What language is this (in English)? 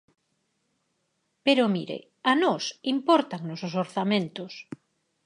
Galician